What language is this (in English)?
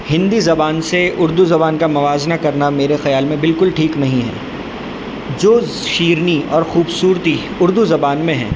Urdu